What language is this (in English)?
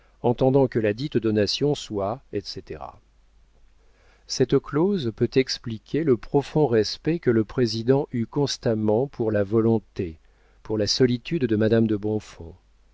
French